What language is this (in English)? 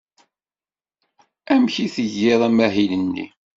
Kabyle